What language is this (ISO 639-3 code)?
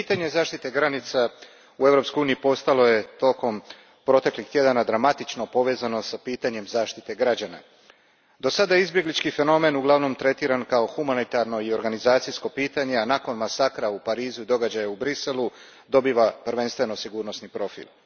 hrv